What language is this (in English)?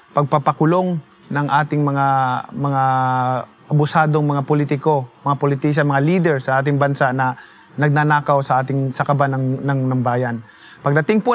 Filipino